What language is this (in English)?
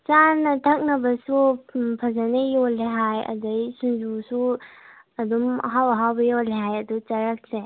Manipuri